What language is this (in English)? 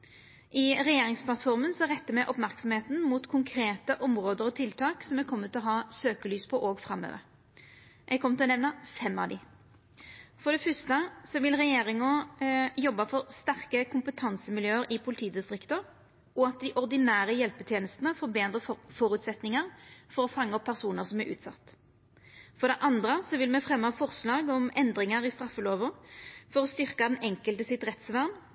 Norwegian Nynorsk